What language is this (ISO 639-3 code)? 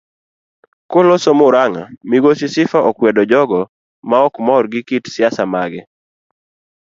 luo